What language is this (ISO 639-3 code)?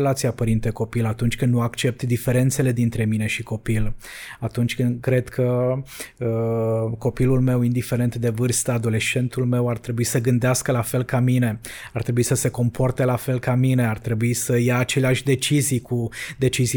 ron